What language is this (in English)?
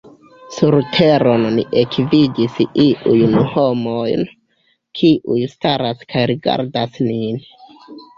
Esperanto